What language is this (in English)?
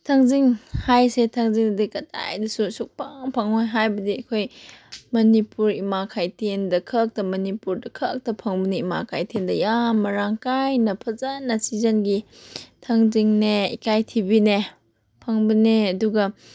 Manipuri